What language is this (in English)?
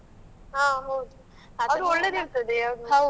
Kannada